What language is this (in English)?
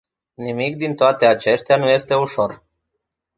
Romanian